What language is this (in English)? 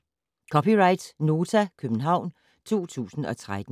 Danish